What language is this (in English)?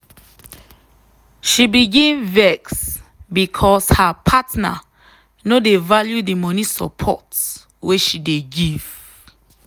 Nigerian Pidgin